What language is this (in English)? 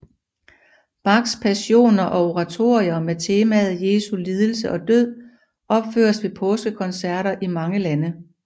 Danish